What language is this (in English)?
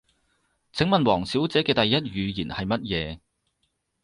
Cantonese